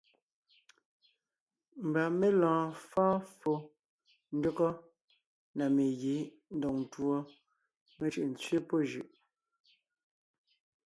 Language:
Ngiemboon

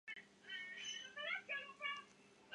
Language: Chinese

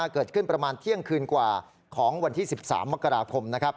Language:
Thai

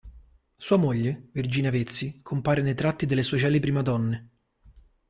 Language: Italian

